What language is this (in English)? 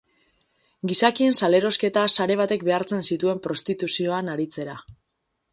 Basque